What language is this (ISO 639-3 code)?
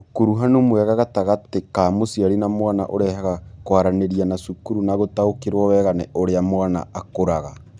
kik